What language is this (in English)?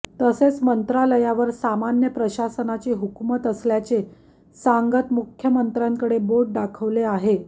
Marathi